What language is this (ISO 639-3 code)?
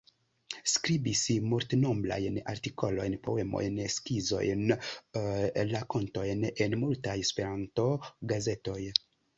epo